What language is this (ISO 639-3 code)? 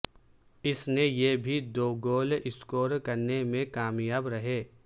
urd